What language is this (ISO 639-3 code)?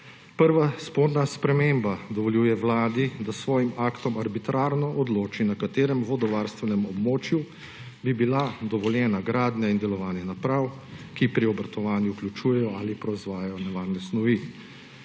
slv